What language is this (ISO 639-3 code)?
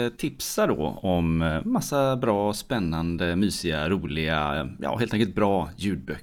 swe